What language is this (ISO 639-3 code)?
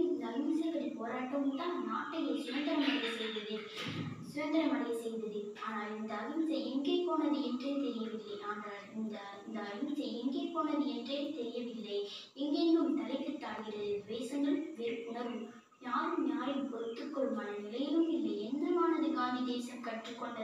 ita